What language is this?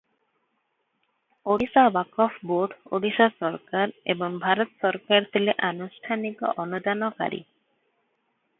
Odia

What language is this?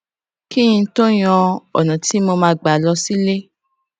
Yoruba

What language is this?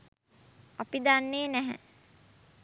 Sinhala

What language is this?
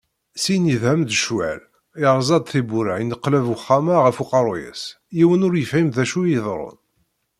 Kabyle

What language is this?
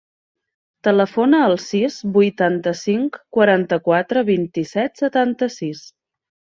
Catalan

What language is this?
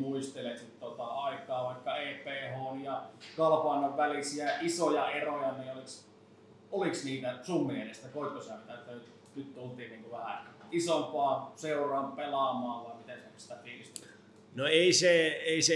Finnish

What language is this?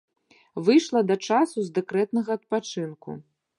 Belarusian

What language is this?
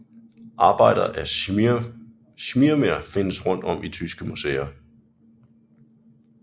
Danish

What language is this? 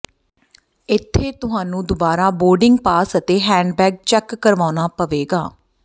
Punjabi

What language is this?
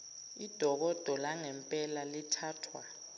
Zulu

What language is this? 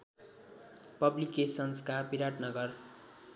Nepali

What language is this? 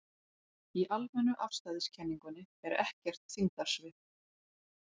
Icelandic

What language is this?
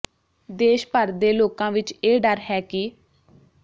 Punjabi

